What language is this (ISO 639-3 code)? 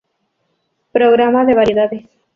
spa